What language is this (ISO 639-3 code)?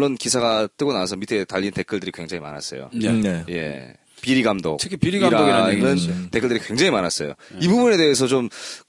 kor